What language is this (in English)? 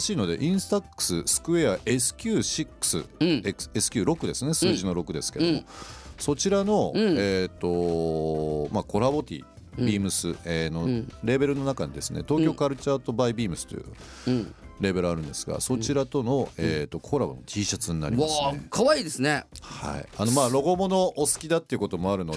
Japanese